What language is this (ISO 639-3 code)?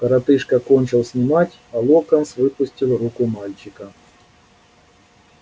rus